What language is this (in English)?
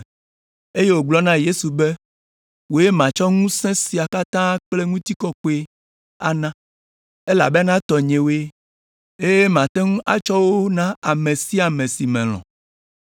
Ewe